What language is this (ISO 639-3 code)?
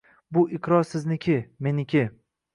uzb